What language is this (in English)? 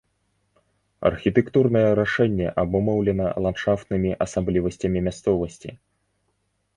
Belarusian